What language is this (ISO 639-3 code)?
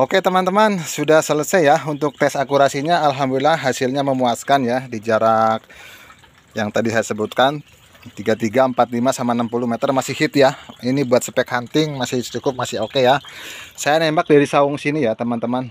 ind